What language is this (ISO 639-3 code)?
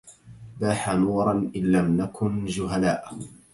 ara